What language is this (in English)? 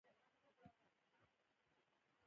Pashto